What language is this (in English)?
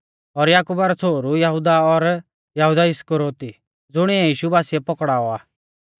Mahasu Pahari